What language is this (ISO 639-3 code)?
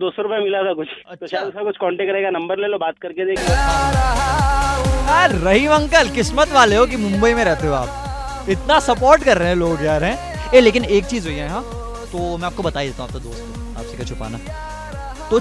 hin